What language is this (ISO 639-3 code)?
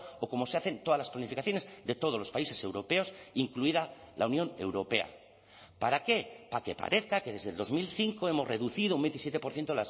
spa